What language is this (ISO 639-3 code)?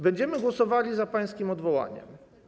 pol